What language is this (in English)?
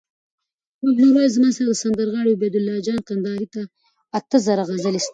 Pashto